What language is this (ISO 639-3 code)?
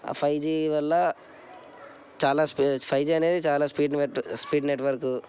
tel